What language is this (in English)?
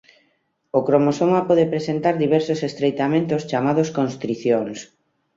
Galician